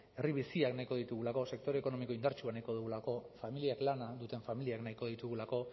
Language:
Basque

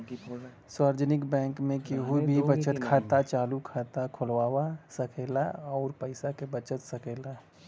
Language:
Bhojpuri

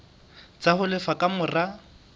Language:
Southern Sotho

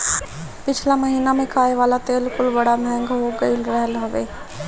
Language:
Bhojpuri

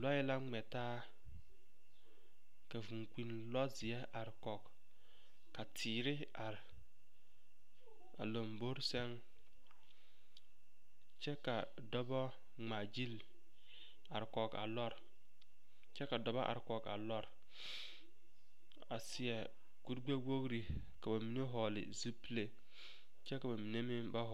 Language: Southern Dagaare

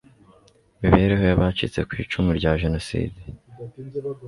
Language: Kinyarwanda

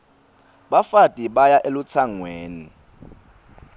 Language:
Swati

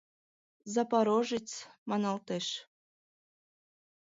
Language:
Mari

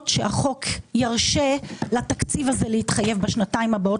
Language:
Hebrew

